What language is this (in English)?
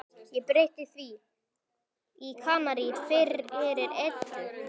Icelandic